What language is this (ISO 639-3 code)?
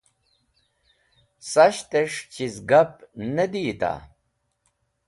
wbl